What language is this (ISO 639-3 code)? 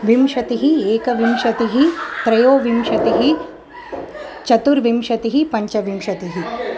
san